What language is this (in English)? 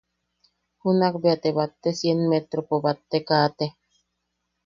Yaqui